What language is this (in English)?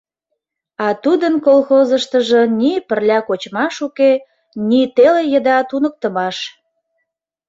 Mari